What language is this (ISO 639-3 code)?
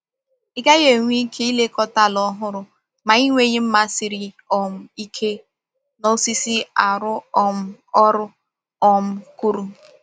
ibo